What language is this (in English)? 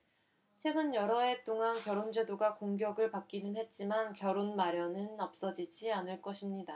Korean